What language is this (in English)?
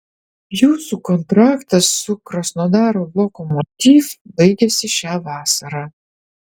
Lithuanian